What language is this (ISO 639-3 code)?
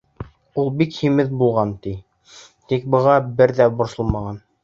bak